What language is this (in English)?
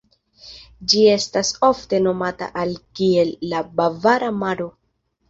Esperanto